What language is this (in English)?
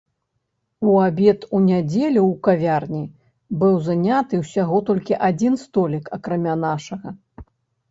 Belarusian